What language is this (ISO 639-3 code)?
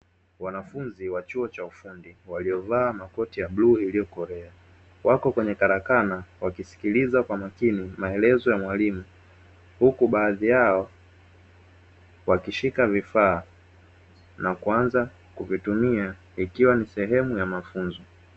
swa